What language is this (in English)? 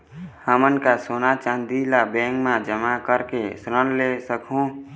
Chhattisgarhi